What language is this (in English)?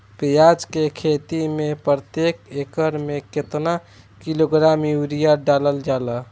Bhojpuri